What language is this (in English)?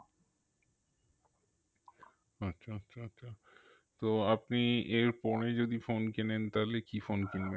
Bangla